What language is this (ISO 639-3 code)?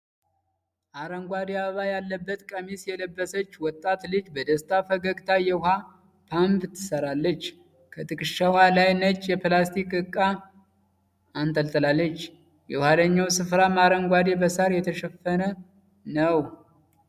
amh